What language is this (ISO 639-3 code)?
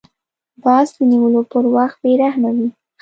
pus